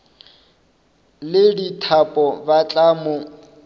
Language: Northern Sotho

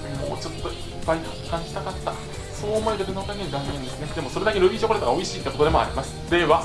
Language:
Japanese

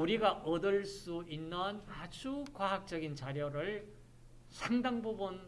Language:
Korean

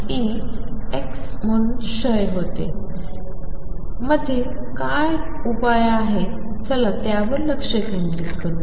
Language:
Marathi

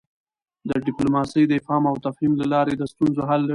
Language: Pashto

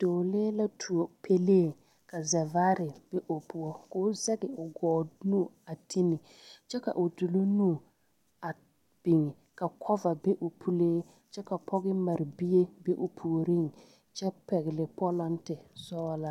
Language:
Southern Dagaare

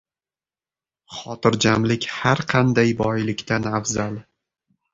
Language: Uzbek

